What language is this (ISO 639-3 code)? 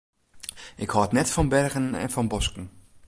fry